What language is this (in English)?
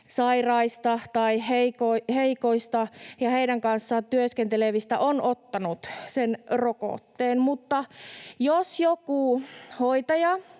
Finnish